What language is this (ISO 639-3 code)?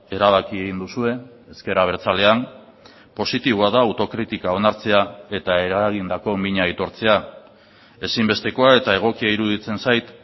eus